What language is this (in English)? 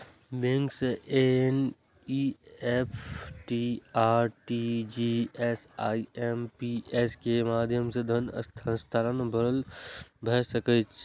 Maithili